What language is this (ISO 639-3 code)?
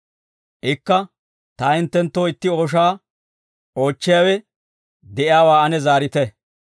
dwr